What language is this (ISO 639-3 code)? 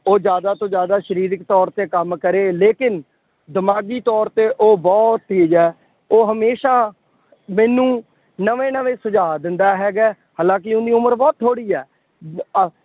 pan